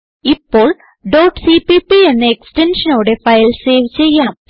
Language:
Malayalam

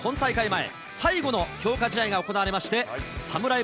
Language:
Japanese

